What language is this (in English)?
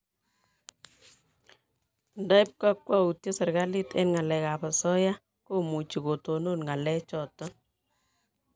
Kalenjin